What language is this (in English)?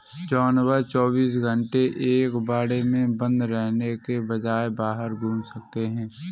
Hindi